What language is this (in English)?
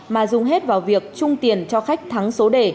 Vietnamese